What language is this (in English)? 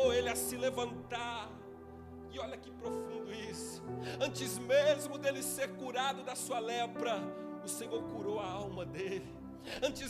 Portuguese